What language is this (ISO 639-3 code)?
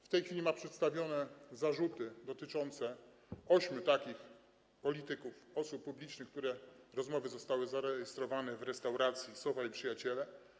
pol